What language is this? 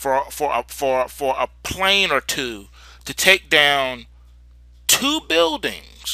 English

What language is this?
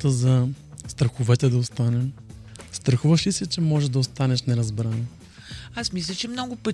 Bulgarian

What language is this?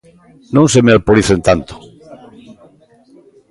Galician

